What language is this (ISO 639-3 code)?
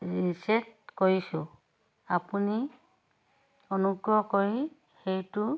asm